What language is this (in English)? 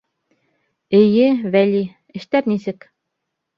Bashkir